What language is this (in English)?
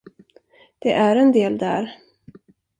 Swedish